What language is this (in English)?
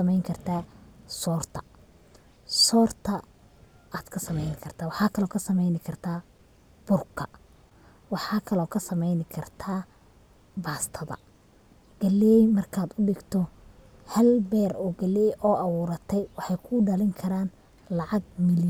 Somali